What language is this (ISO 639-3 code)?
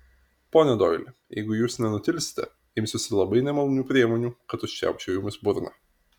lit